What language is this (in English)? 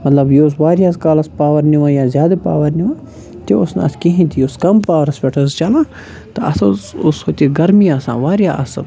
Kashmiri